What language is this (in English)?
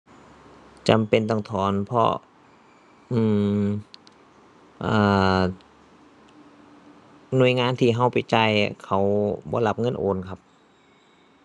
Thai